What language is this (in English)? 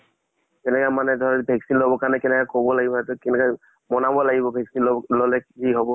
Assamese